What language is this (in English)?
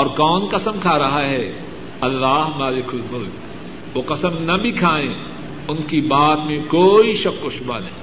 Urdu